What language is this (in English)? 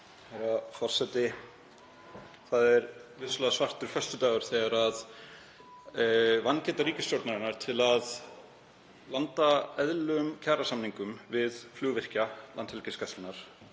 Icelandic